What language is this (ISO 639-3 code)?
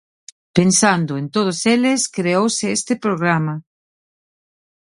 glg